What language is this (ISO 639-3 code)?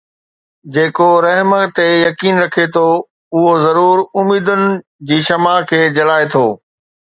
snd